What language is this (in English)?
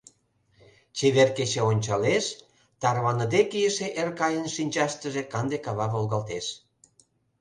Mari